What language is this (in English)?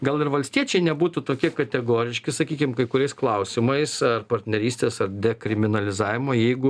Lithuanian